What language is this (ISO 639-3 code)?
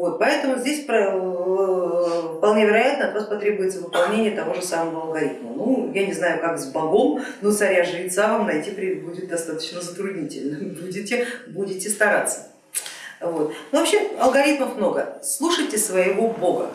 rus